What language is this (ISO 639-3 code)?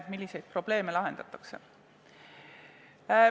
est